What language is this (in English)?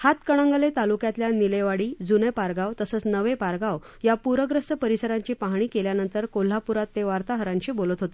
Marathi